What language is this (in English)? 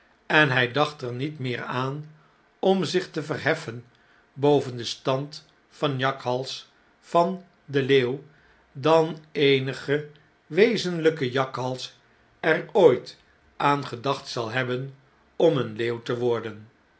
Dutch